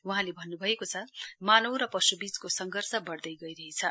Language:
Nepali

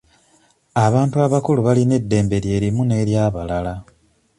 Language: Ganda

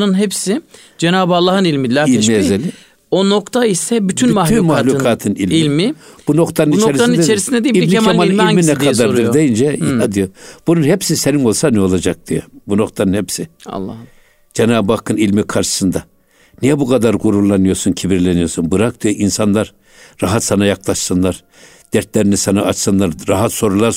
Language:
Turkish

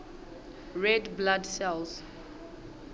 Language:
Southern Sotho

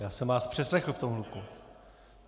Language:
Czech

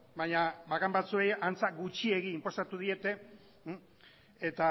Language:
Basque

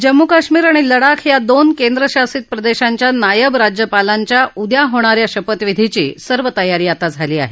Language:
Marathi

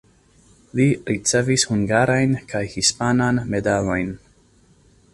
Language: Esperanto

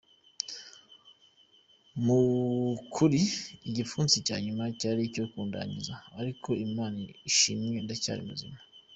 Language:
Kinyarwanda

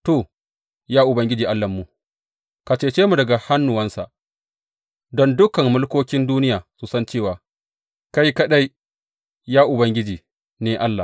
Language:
Hausa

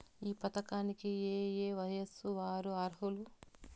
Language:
Telugu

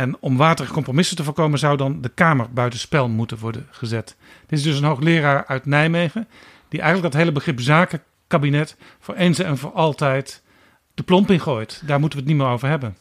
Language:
Dutch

